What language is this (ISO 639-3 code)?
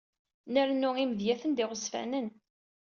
kab